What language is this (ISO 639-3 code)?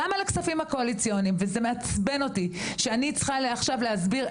heb